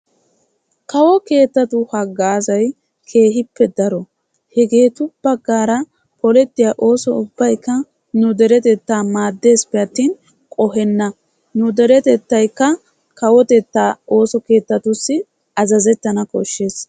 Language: Wolaytta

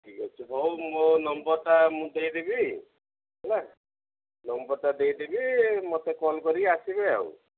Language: Odia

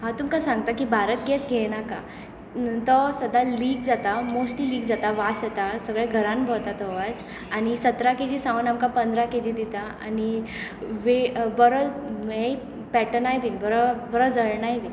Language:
Konkani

